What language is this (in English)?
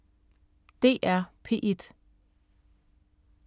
Danish